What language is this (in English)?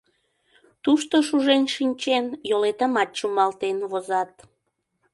Mari